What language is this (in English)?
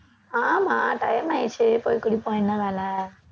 Tamil